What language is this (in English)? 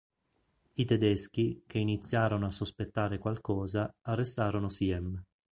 Italian